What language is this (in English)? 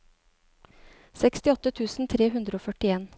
Norwegian